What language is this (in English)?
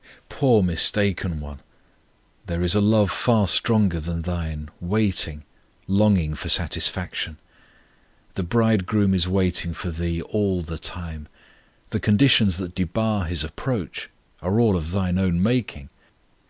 English